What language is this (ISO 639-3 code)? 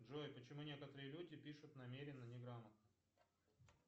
rus